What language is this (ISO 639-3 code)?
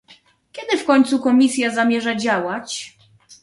pol